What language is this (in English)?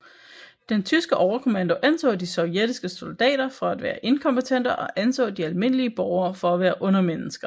Danish